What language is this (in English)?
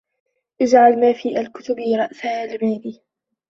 Arabic